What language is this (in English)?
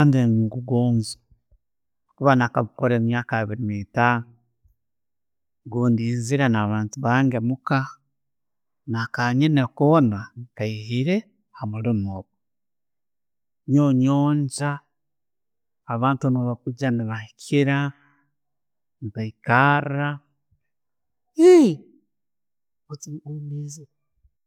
Tooro